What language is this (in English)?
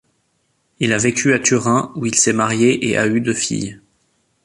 French